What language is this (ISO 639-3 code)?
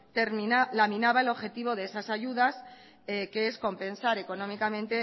spa